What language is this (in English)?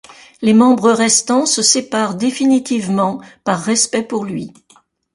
French